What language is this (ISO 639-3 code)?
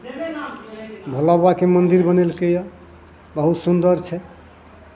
mai